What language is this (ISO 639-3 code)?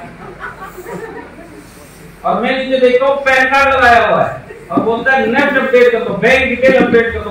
hin